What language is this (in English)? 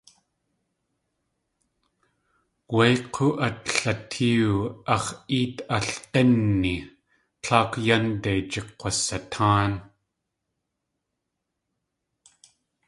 Tlingit